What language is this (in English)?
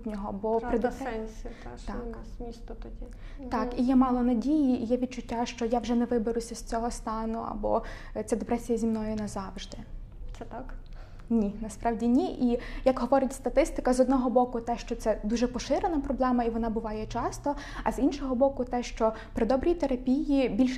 Ukrainian